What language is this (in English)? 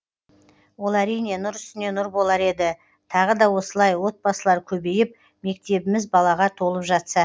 Kazakh